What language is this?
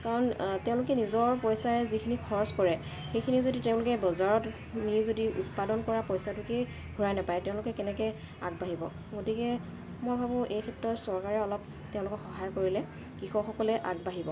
Assamese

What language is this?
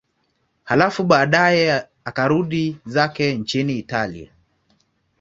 Swahili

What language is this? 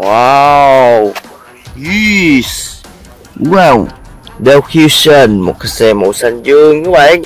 Vietnamese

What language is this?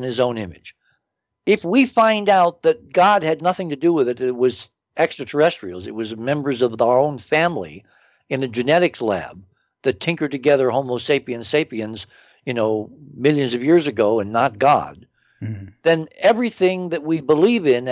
English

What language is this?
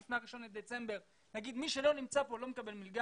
Hebrew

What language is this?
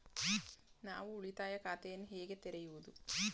Kannada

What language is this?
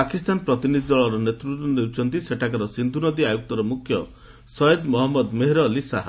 Odia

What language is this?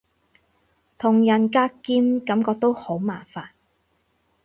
Cantonese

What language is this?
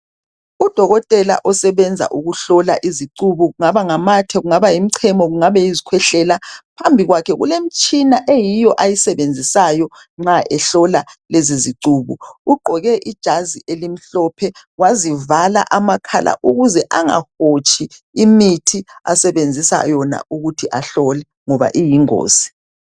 North Ndebele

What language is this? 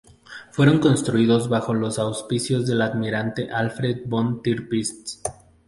Spanish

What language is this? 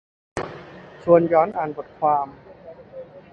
Thai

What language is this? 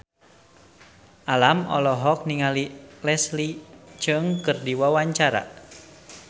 Sundanese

